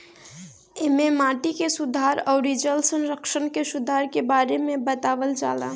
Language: Bhojpuri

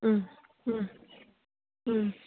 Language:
Bodo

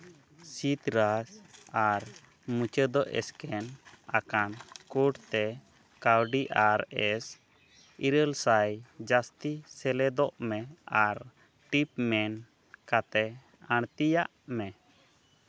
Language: Santali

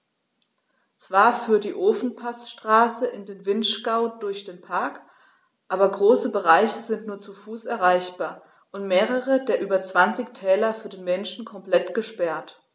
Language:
German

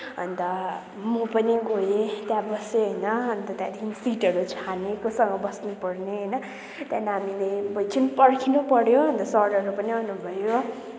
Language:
Nepali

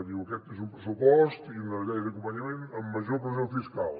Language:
Catalan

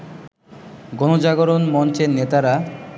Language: Bangla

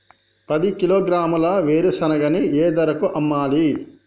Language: Telugu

